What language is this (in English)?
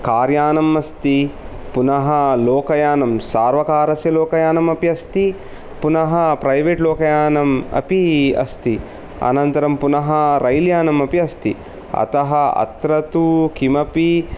Sanskrit